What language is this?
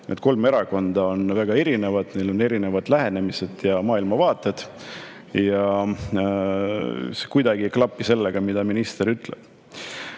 Estonian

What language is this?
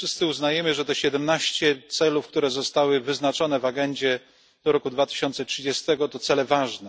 Polish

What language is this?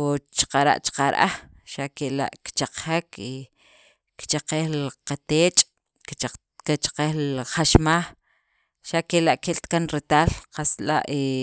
Sacapulteco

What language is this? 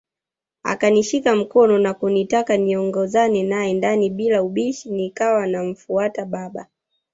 Swahili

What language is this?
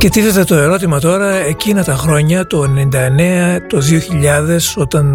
Greek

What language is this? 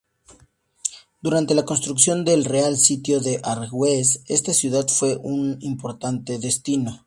Spanish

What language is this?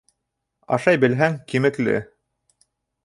Bashkir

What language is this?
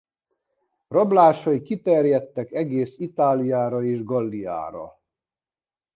Hungarian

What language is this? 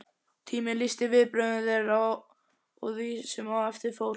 Icelandic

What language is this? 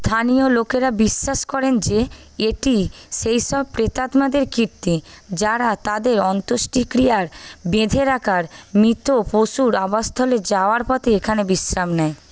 Bangla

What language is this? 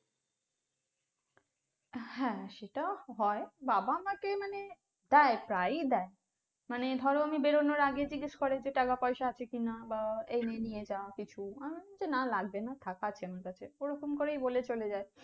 Bangla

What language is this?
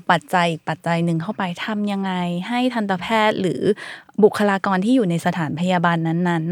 Thai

